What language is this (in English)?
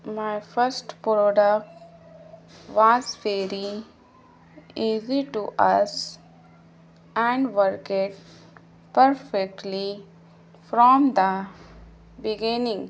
Urdu